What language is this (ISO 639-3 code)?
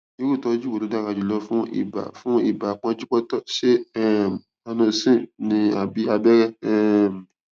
yor